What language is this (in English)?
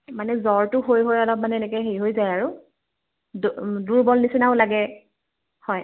Assamese